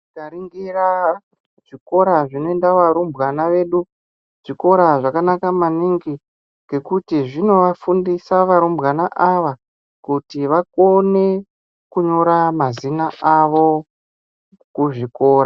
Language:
Ndau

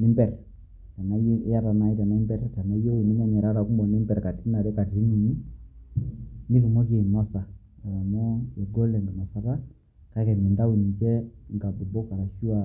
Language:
Masai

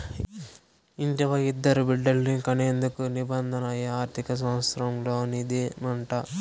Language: Telugu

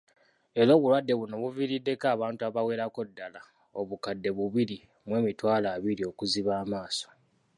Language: Ganda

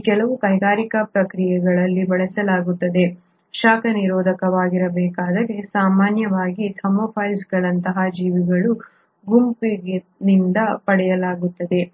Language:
Kannada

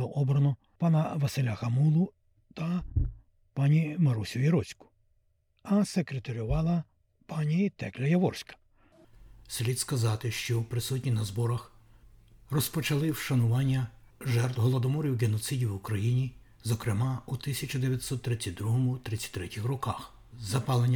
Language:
Ukrainian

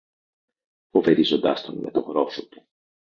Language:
Greek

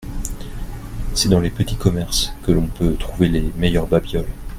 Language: French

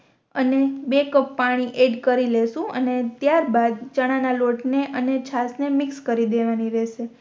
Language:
Gujarati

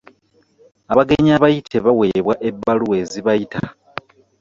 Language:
Ganda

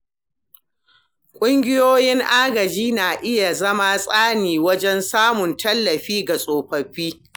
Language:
Hausa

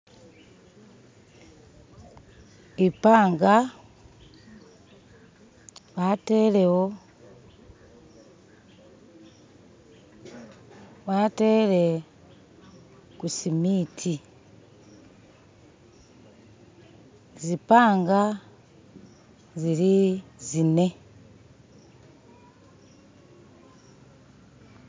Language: Masaaba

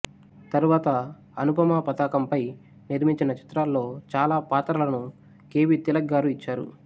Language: Telugu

